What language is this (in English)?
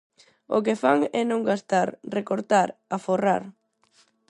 Galician